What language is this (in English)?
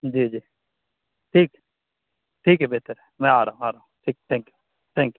Urdu